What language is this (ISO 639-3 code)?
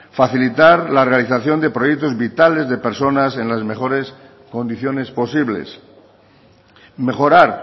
spa